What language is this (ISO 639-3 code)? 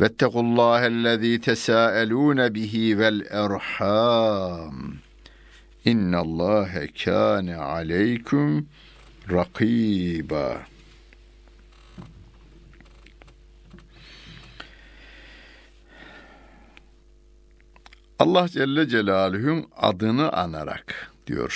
tur